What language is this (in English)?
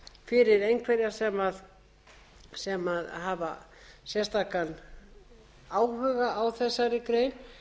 Icelandic